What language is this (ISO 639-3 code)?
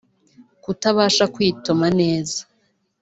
kin